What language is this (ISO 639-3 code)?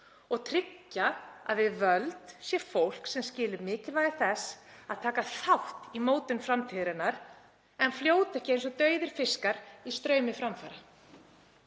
isl